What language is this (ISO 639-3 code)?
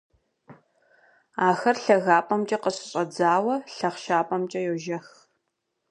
kbd